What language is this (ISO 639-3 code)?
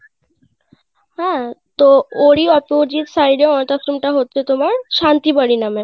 ben